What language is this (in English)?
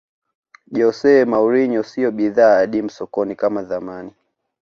Swahili